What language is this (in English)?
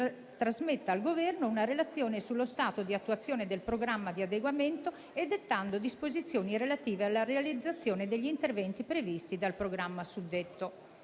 Italian